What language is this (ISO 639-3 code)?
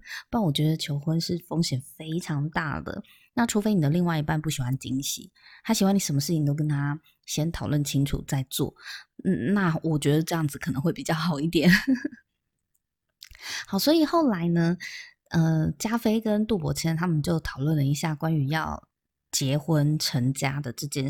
zho